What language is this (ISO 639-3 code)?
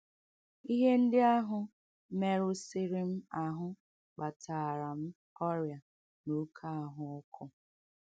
ibo